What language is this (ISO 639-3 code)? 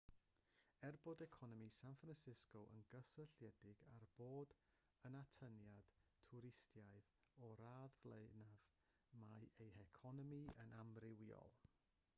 cym